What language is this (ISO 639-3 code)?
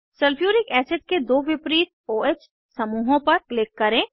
hin